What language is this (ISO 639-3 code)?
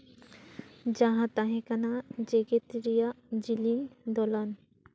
sat